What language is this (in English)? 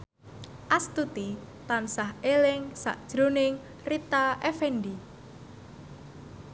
Javanese